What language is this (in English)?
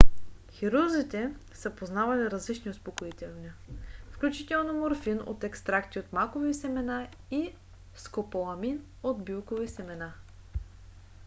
Bulgarian